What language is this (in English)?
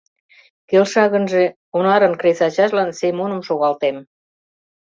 Mari